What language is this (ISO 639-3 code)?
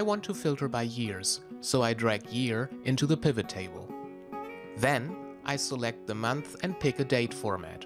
eng